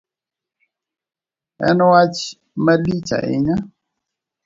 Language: Luo (Kenya and Tanzania)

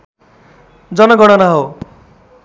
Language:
Nepali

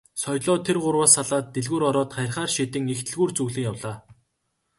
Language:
Mongolian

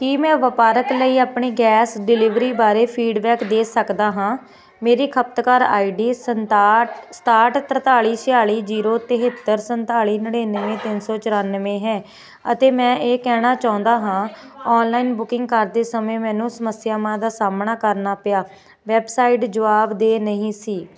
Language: Punjabi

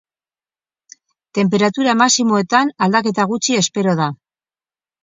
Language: Basque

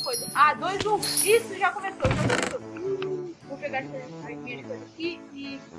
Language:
Portuguese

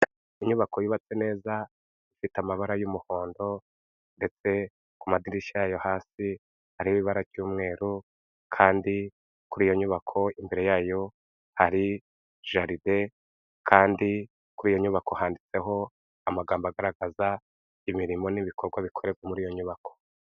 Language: Kinyarwanda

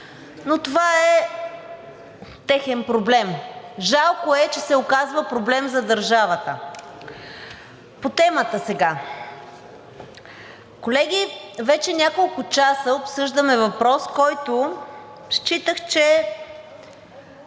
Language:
Bulgarian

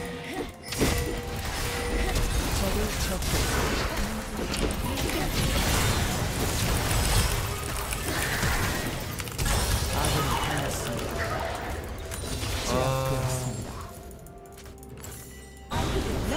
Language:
Korean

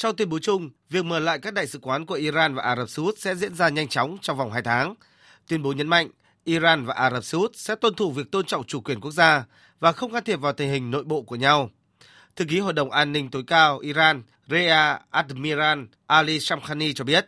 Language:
Vietnamese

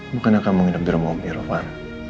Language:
Indonesian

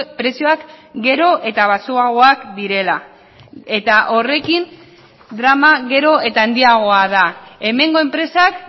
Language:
Basque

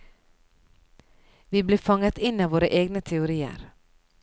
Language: Norwegian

